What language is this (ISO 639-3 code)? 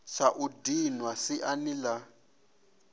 ven